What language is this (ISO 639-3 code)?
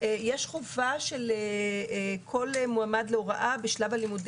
heb